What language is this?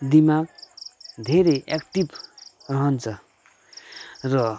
Nepali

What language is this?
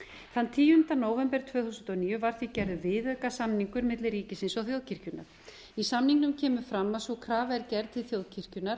Icelandic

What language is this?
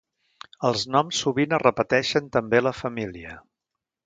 Catalan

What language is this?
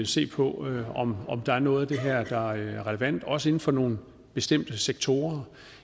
Danish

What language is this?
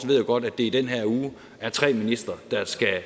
Danish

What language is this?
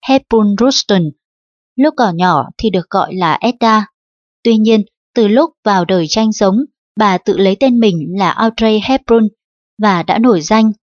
Vietnamese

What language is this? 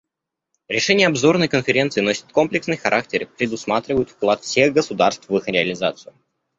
Russian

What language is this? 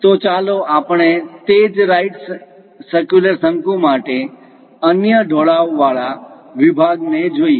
Gujarati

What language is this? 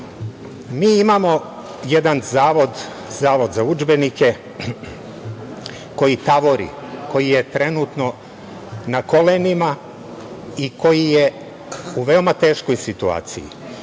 Serbian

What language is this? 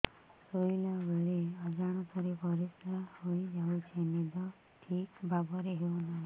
Odia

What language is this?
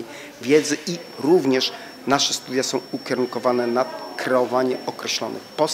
Polish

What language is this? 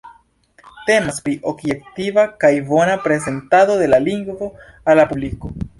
Esperanto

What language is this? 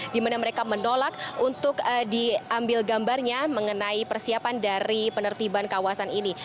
Indonesian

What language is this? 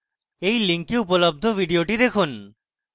Bangla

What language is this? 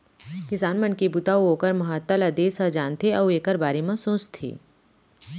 Chhattisgarhi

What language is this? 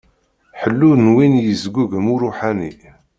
Kabyle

